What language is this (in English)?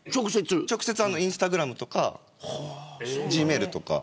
Japanese